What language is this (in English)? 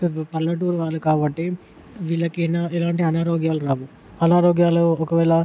Telugu